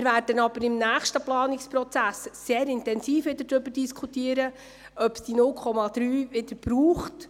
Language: Swiss German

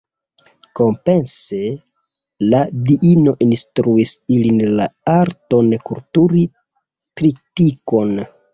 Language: Esperanto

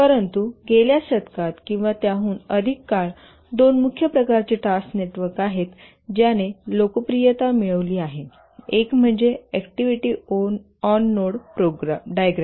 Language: Marathi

